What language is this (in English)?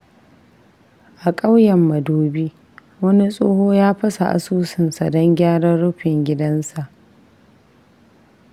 Hausa